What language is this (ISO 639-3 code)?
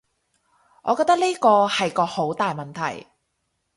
yue